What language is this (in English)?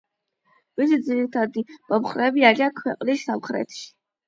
Georgian